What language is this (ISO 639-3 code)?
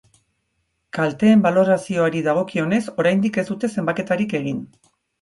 eus